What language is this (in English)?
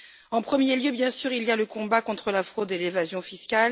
French